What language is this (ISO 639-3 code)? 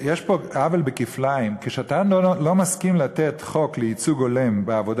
heb